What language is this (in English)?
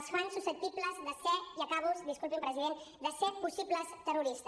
Catalan